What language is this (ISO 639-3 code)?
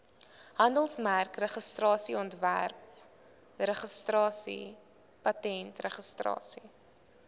afr